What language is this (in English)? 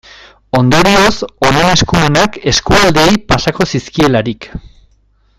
Basque